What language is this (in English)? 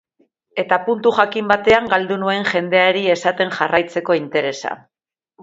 Basque